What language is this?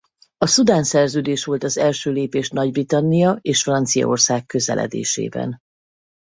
Hungarian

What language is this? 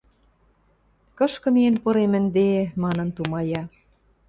Western Mari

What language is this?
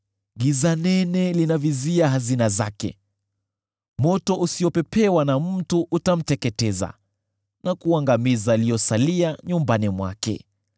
Swahili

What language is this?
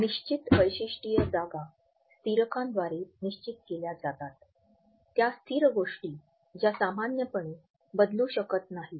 Marathi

